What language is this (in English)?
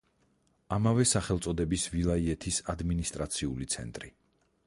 Georgian